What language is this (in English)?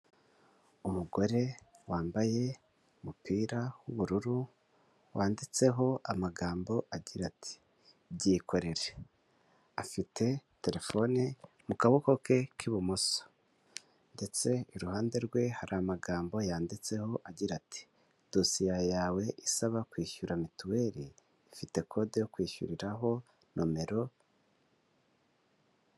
Kinyarwanda